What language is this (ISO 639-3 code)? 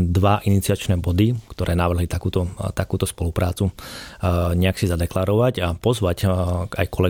slk